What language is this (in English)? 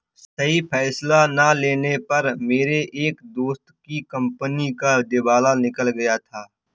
Hindi